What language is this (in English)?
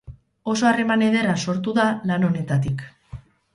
Basque